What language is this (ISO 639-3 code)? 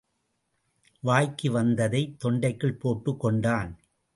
tam